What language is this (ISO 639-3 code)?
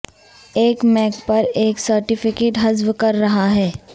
urd